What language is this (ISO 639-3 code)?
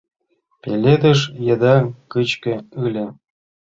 chm